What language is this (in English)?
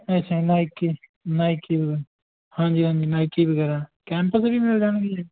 Punjabi